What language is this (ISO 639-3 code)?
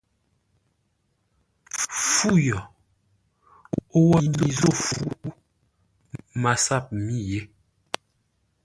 nla